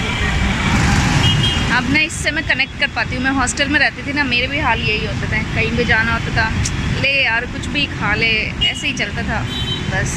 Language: Hindi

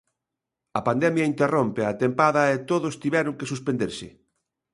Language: Galician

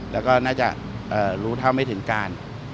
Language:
Thai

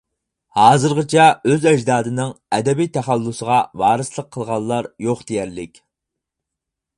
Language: Uyghur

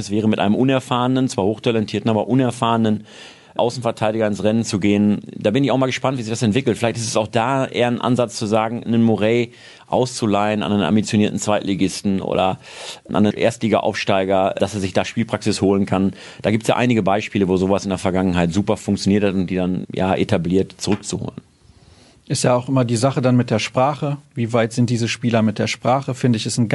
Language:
German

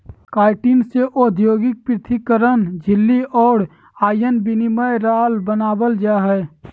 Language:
Magahi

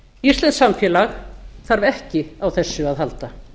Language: Icelandic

